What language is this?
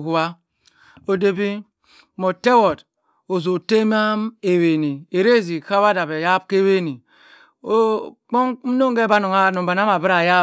Cross River Mbembe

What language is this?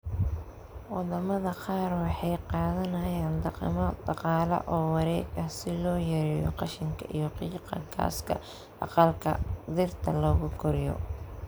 Somali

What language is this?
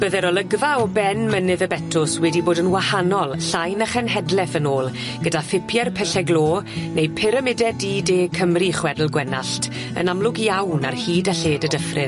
Welsh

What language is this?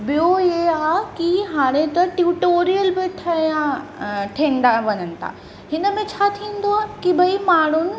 Sindhi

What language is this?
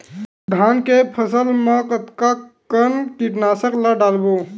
Chhattisgarhi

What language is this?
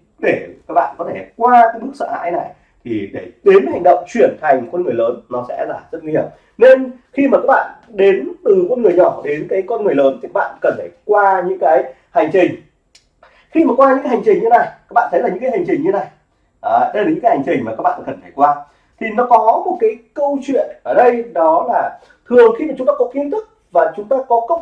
Vietnamese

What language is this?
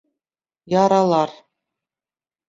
Bashkir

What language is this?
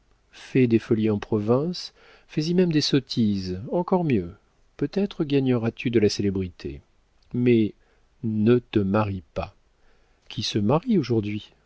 French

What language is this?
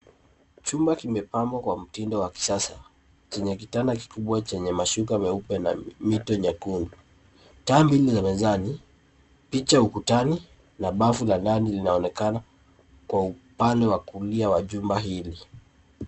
Swahili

